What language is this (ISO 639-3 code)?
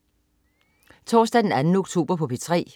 dan